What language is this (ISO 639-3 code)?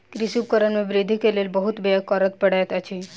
mai